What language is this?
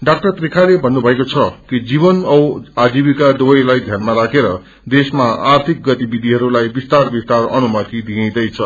Nepali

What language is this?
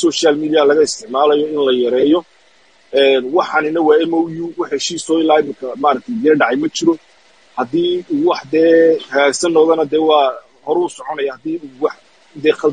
Arabic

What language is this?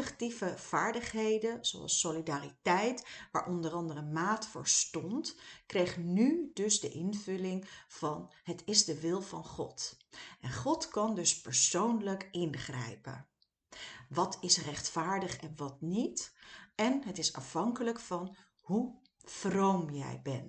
Dutch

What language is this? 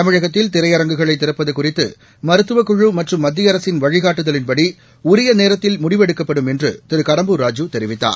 Tamil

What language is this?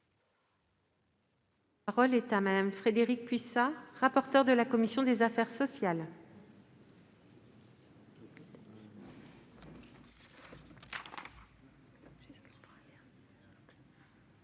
French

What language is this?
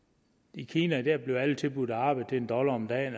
Danish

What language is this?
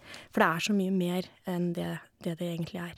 Norwegian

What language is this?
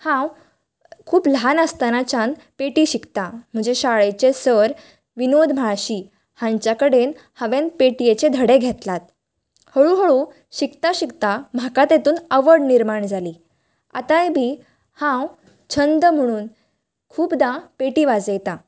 Konkani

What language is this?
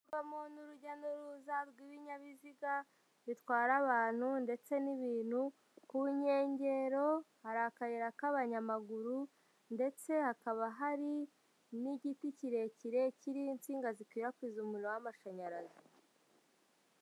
Kinyarwanda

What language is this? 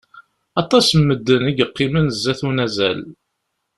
Kabyle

